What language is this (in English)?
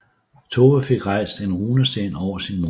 Danish